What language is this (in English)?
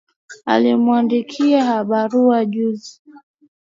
Swahili